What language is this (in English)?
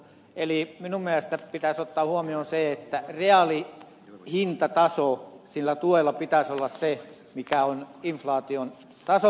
Finnish